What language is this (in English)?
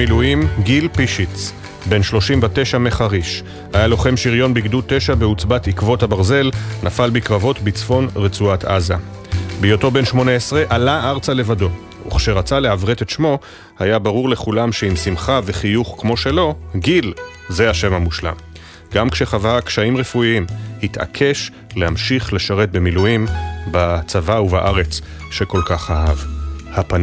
Hebrew